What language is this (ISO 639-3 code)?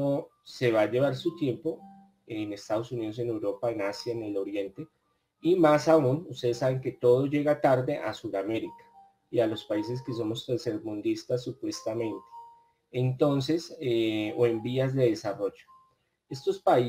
spa